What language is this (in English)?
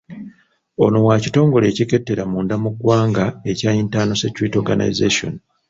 Ganda